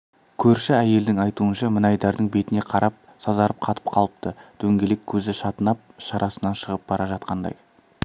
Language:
Kazakh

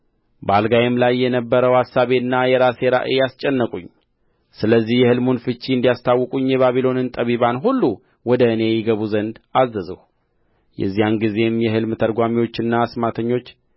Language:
Amharic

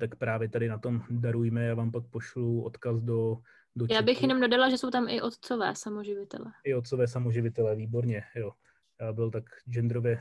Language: Czech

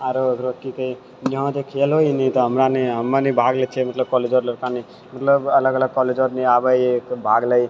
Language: Maithili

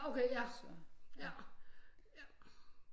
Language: Danish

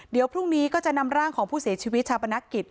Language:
Thai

